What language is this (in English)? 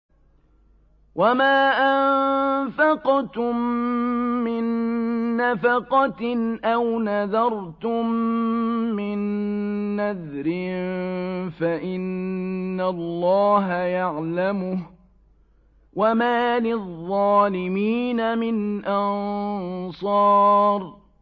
Arabic